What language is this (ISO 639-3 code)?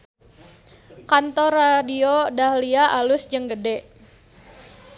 sun